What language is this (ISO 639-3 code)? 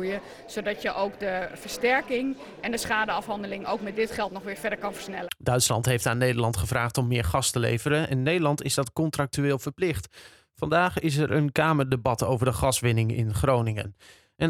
nld